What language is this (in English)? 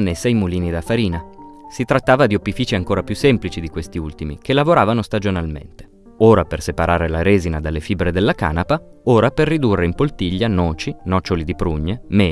Italian